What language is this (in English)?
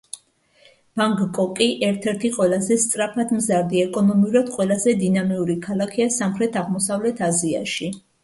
Georgian